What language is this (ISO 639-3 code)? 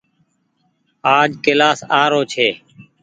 gig